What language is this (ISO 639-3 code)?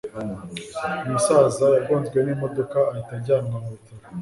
kin